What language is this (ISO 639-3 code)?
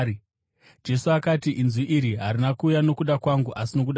sna